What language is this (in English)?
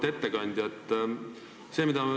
Estonian